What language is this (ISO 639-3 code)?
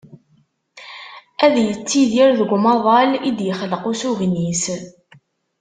kab